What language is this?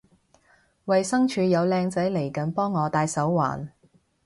Cantonese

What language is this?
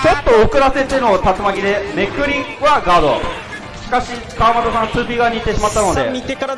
Japanese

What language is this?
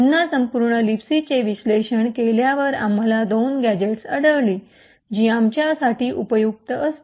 Marathi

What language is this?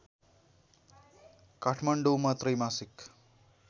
Nepali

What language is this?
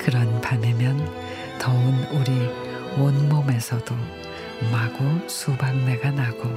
Korean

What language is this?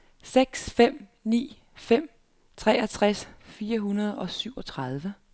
Danish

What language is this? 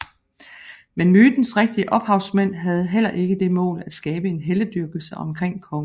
Danish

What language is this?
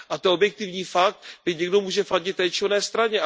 Czech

